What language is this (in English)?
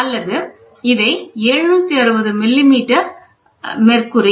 Tamil